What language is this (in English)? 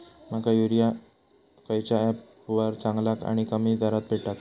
Marathi